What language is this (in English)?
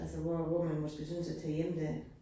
Danish